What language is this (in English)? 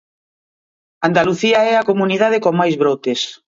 Galician